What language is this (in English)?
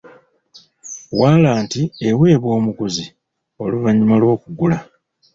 Ganda